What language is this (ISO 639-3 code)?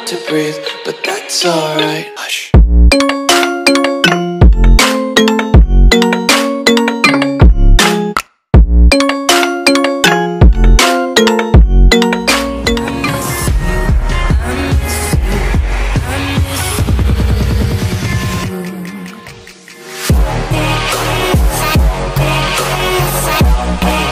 eng